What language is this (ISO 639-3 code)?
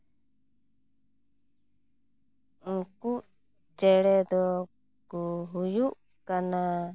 sat